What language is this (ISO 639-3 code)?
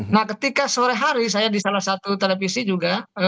ind